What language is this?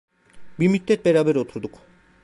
Turkish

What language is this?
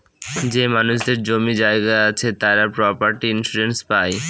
Bangla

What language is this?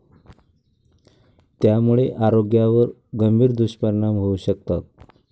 Marathi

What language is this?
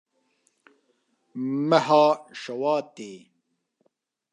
Kurdish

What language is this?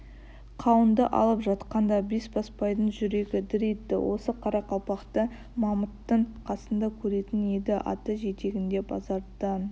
Kazakh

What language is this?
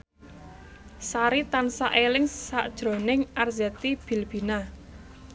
Javanese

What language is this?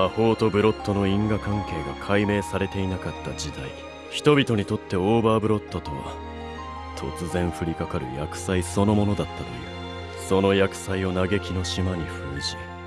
Japanese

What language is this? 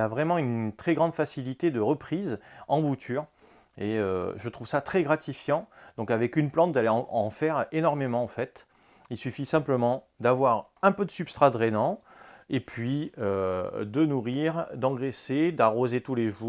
French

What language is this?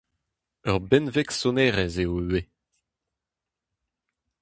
Breton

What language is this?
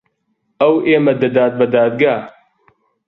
Central Kurdish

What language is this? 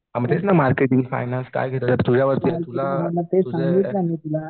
Marathi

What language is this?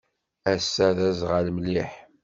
Kabyle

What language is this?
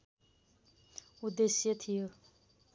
Nepali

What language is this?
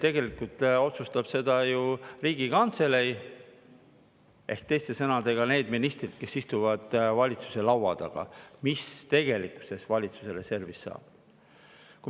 Estonian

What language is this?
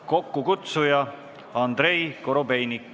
Estonian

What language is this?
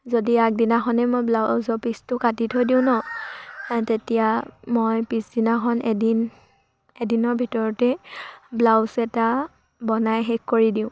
Assamese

